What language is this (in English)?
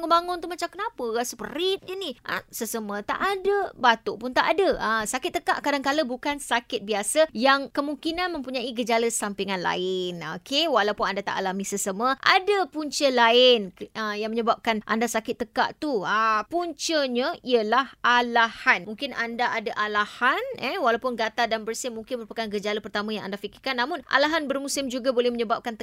Malay